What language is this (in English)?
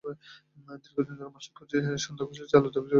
Bangla